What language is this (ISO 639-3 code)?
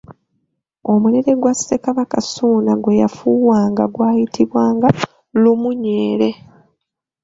lug